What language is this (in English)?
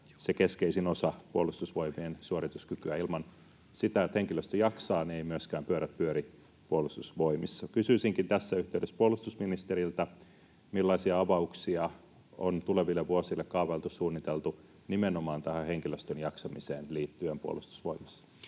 Finnish